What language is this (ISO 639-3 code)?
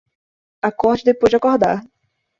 por